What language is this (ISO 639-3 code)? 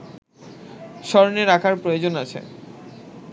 ben